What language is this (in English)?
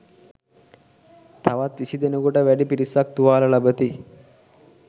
Sinhala